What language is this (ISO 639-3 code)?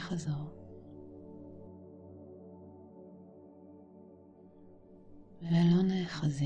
heb